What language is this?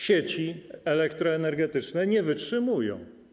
Polish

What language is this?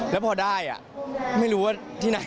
Thai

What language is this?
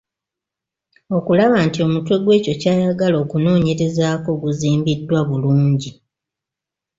Ganda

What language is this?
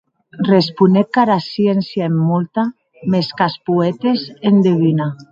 Occitan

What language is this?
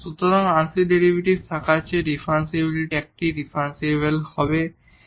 Bangla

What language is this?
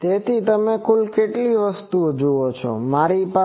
Gujarati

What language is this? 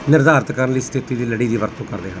Punjabi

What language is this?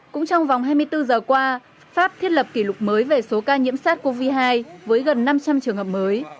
Vietnamese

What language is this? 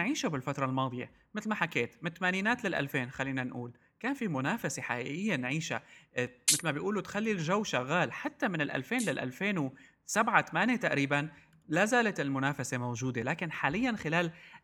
Arabic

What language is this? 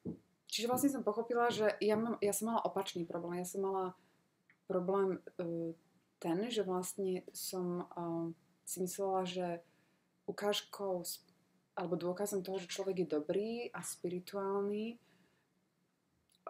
Slovak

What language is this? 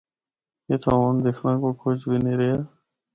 Northern Hindko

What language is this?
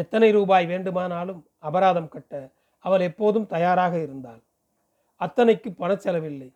Tamil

